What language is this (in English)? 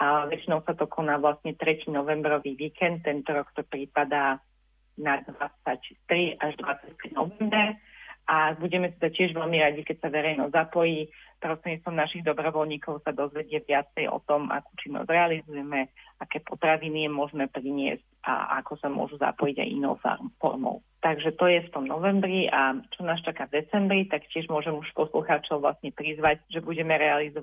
Slovak